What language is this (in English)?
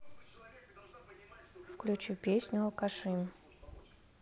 Russian